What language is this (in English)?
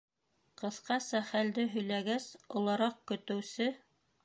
Bashkir